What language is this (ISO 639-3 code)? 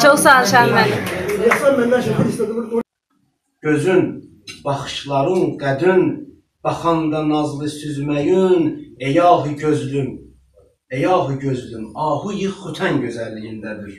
tur